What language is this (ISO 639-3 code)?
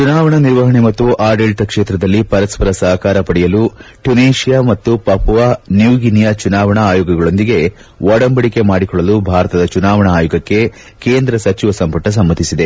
kan